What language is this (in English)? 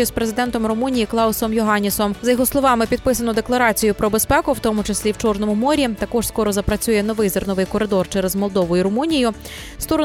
Ukrainian